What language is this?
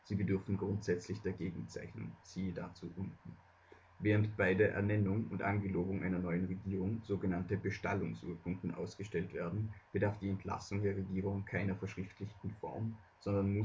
German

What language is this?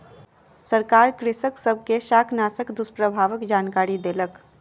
Maithili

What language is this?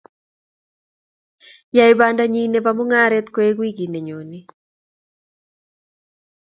Kalenjin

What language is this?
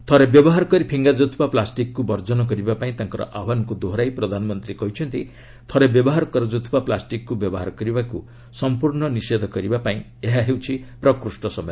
Odia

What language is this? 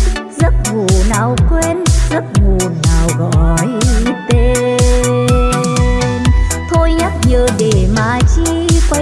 Vietnamese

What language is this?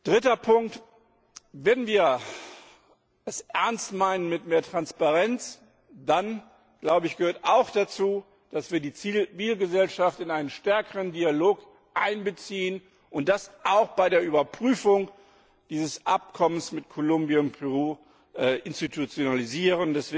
German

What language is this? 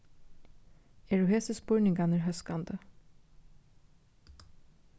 Faroese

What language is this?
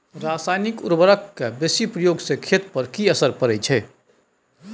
Maithili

